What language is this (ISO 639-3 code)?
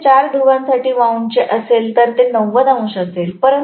mar